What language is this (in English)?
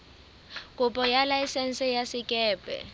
Southern Sotho